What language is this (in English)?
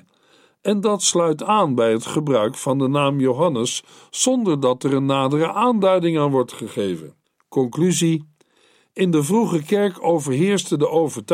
Dutch